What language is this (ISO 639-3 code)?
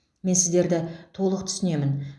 kaz